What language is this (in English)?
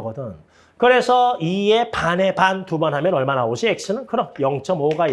Korean